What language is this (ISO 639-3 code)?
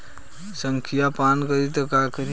bho